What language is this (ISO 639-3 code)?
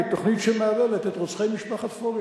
heb